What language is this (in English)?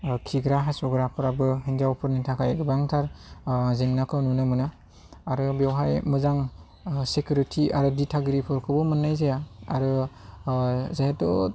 Bodo